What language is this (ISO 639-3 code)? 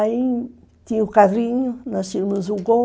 por